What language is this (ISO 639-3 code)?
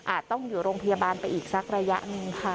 tha